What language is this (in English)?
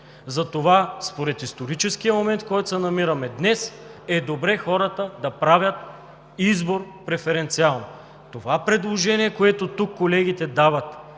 Bulgarian